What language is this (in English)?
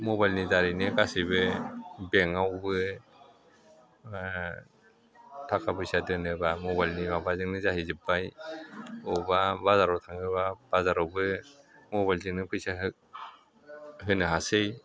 Bodo